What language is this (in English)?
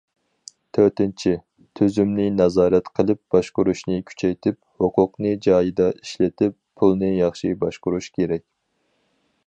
Uyghur